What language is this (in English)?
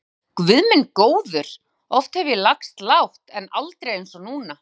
Icelandic